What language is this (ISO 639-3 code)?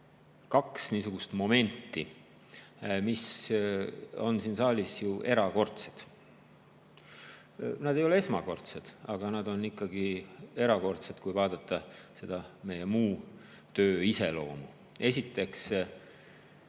est